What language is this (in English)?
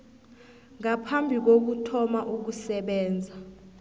South Ndebele